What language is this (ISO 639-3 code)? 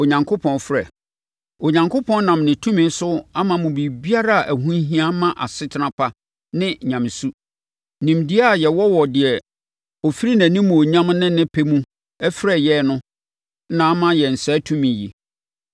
aka